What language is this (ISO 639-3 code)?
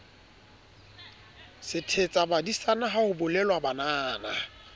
sot